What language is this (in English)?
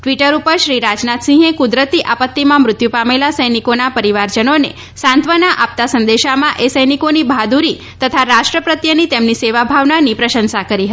Gujarati